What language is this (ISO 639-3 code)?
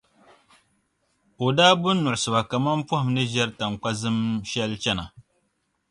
dag